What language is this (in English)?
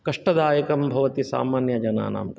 Sanskrit